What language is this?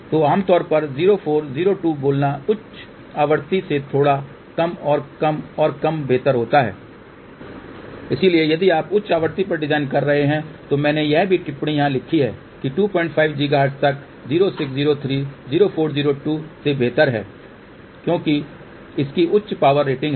Hindi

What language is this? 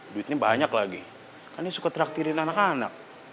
Indonesian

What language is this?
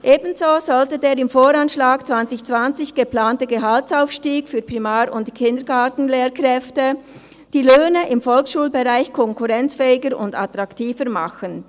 Swiss German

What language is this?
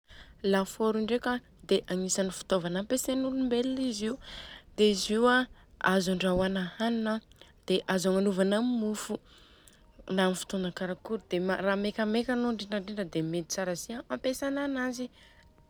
Southern Betsimisaraka Malagasy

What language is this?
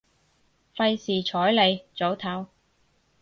Cantonese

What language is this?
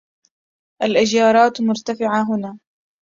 Arabic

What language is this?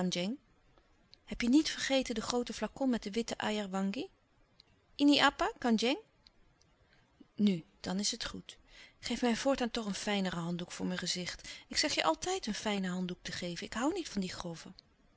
Dutch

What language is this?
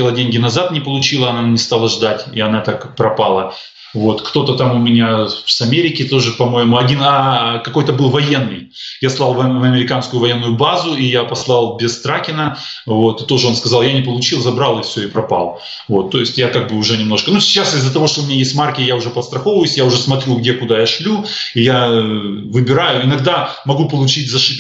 Russian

